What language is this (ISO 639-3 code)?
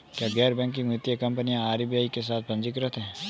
hin